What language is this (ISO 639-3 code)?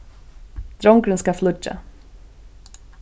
fao